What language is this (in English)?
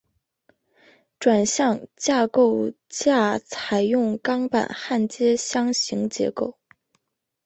Chinese